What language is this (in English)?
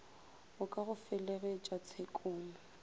Northern Sotho